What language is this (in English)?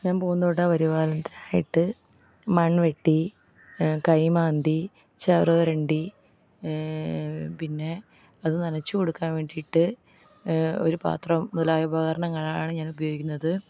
Malayalam